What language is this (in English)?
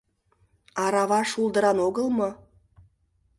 Mari